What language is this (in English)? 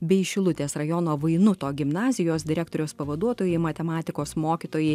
Lithuanian